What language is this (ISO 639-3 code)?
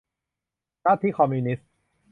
tha